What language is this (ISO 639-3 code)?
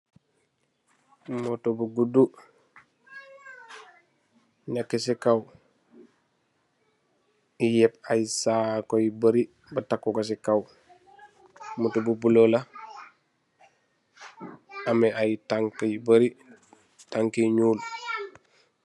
wol